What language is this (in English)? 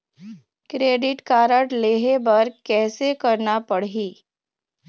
Chhattisgarhi